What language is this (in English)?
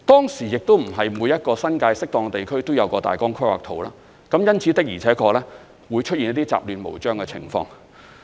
Cantonese